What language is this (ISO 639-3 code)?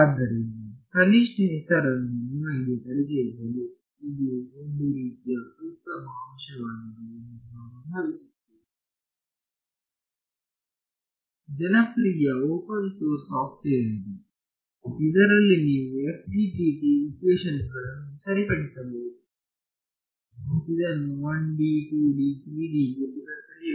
kan